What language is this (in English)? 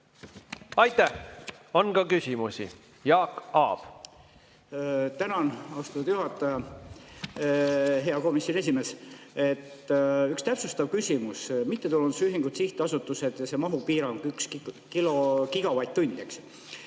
Estonian